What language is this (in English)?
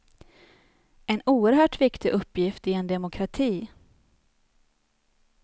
Swedish